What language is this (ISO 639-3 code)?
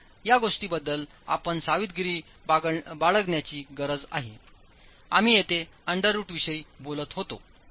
mar